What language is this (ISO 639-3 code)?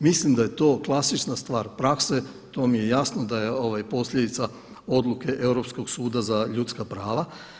hrv